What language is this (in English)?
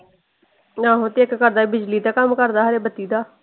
Punjabi